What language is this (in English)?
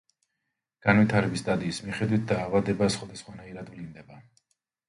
Georgian